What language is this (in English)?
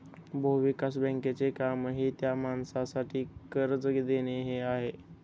Marathi